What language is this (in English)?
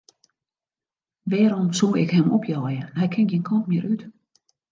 Western Frisian